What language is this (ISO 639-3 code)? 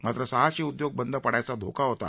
mar